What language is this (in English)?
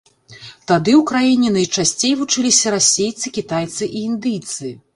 Belarusian